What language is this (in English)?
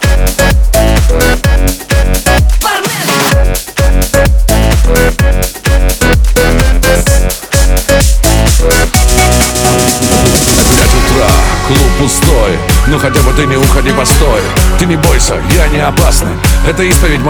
Ukrainian